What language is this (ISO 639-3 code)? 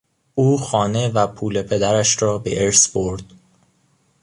fas